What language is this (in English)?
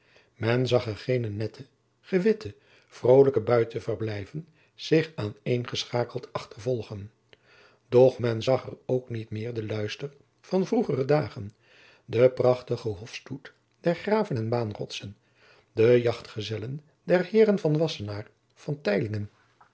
Dutch